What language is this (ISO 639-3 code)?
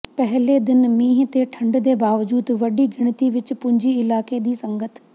pan